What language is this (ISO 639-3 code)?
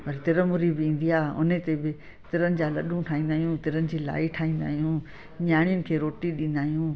snd